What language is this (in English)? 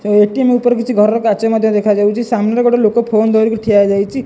Odia